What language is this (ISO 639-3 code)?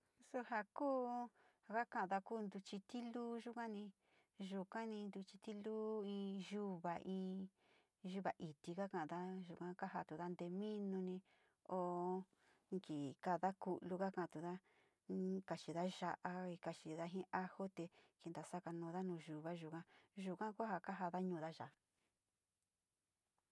xti